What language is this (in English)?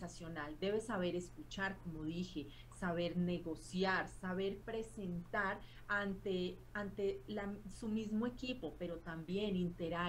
Spanish